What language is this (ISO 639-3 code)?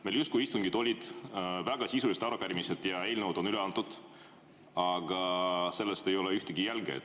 est